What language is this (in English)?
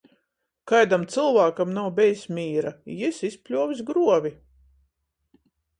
Latgalian